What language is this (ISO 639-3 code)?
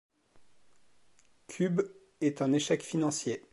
fra